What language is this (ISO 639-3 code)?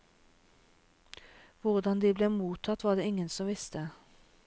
nor